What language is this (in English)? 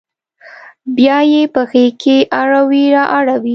Pashto